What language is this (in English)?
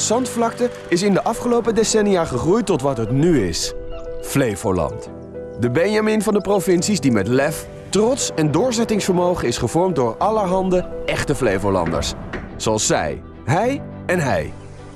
Dutch